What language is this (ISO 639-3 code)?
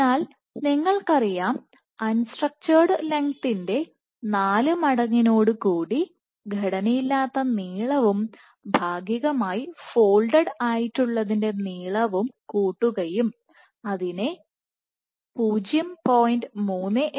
mal